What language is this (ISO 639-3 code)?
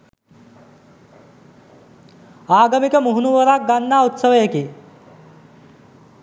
sin